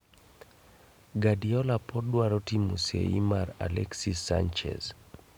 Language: Luo (Kenya and Tanzania)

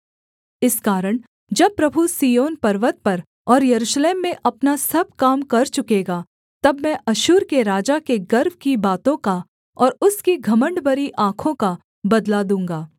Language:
Hindi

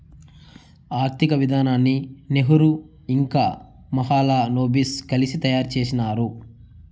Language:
Telugu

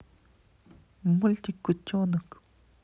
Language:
Russian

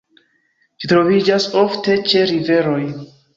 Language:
Esperanto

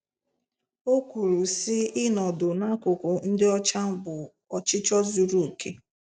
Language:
Igbo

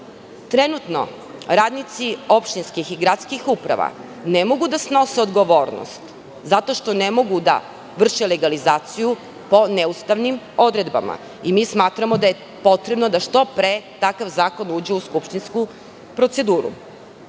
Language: Serbian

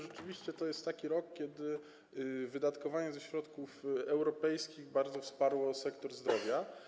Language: Polish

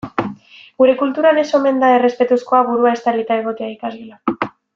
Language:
Basque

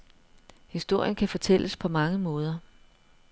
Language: Danish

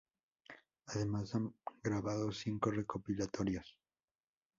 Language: Spanish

